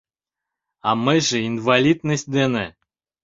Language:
Mari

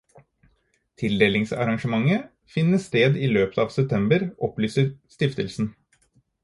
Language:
Norwegian Bokmål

